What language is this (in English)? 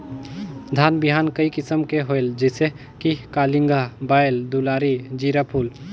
Chhattisgarhi